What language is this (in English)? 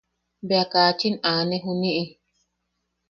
Yaqui